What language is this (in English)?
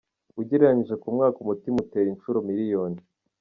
Kinyarwanda